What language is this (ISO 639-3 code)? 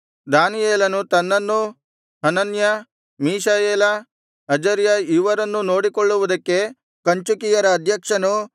kan